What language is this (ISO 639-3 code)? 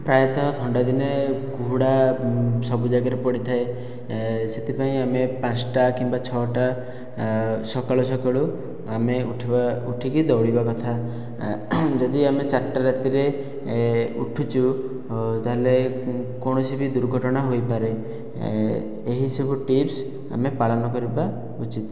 ori